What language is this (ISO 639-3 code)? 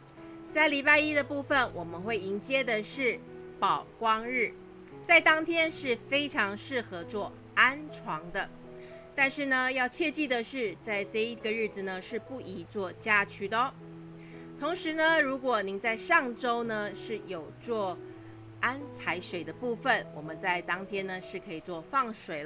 zho